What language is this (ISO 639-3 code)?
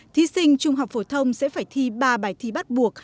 vie